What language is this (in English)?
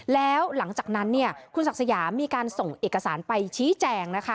Thai